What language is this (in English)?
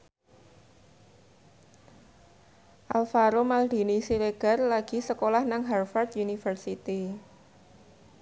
Javanese